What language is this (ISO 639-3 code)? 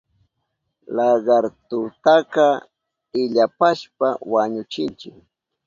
qup